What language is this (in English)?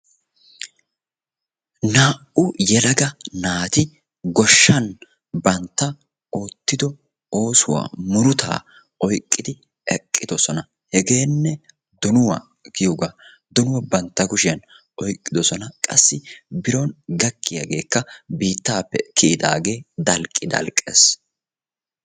Wolaytta